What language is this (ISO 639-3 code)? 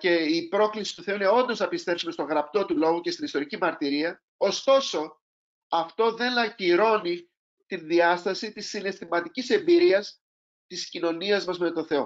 ell